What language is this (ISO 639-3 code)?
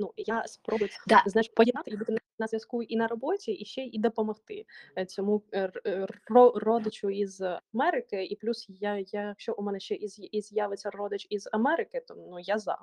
ukr